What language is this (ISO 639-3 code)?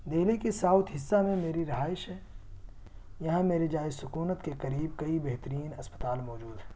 urd